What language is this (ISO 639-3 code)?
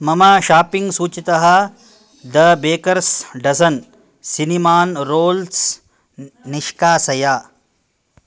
san